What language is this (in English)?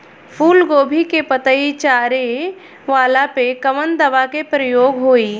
Bhojpuri